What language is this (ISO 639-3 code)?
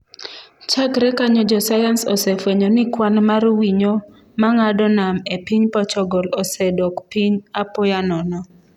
luo